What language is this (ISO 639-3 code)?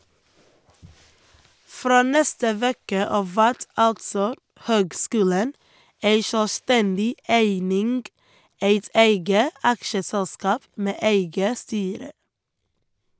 nor